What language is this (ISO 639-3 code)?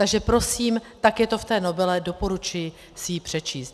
ces